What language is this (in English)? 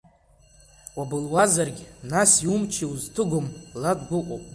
Abkhazian